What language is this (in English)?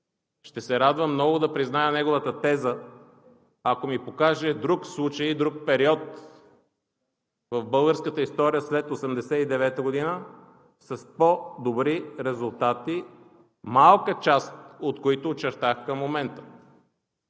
Bulgarian